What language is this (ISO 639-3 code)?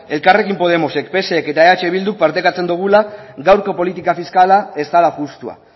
eus